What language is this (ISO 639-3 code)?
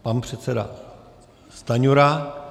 ces